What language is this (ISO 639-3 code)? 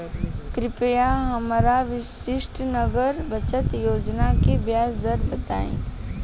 bho